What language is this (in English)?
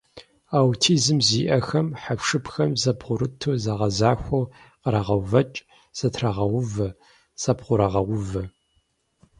Kabardian